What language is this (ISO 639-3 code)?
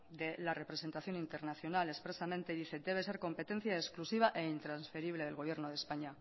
spa